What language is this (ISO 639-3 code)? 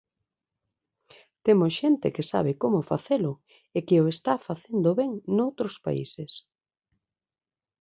glg